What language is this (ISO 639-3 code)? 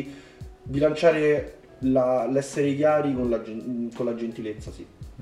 ita